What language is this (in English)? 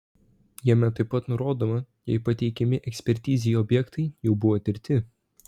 Lithuanian